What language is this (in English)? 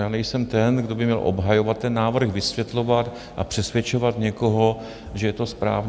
Czech